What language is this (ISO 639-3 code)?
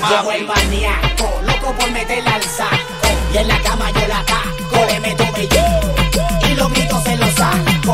spa